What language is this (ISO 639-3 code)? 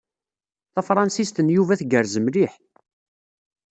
kab